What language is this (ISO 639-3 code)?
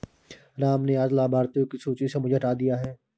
hin